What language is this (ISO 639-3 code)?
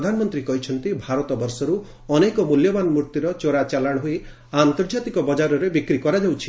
ori